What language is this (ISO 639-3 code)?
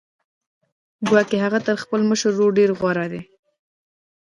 pus